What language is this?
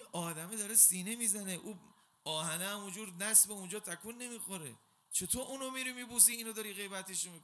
Persian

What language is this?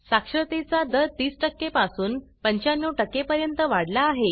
Marathi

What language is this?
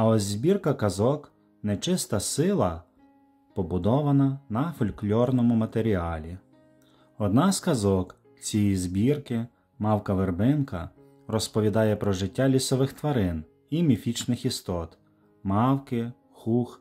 Ukrainian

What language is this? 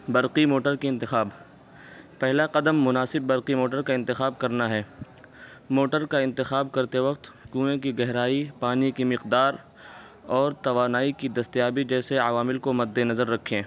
Urdu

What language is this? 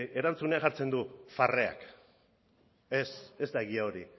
Basque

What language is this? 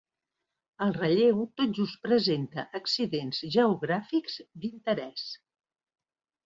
Catalan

